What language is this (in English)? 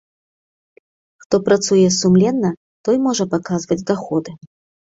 Belarusian